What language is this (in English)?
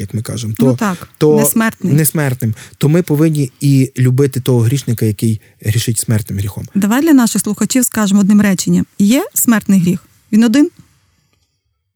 Ukrainian